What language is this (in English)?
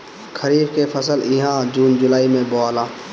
Bhojpuri